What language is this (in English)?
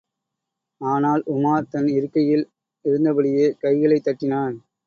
Tamil